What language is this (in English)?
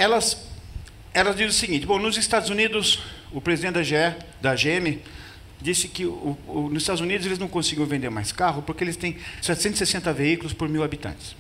Portuguese